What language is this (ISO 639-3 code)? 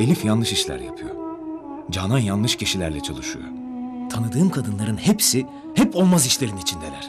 tur